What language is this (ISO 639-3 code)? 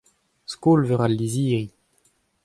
bre